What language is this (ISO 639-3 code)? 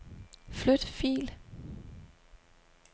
dan